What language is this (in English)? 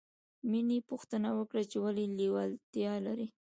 Pashto